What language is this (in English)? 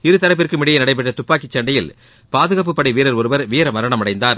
Tamil